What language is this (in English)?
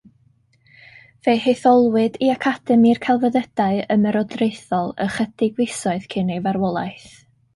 Welsh